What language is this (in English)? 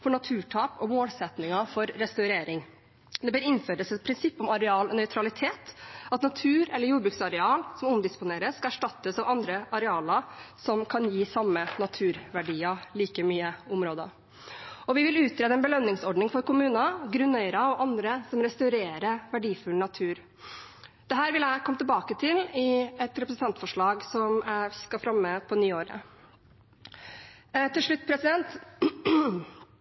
Norwegian Bokmål